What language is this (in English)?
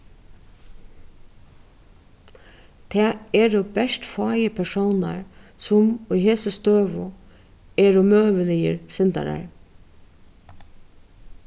Faroese